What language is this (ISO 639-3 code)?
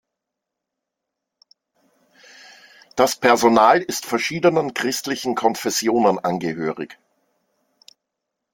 deu